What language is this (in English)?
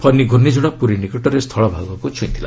Odia